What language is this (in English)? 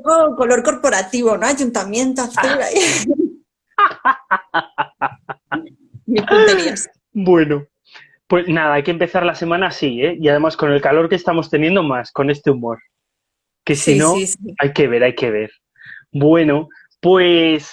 Spanish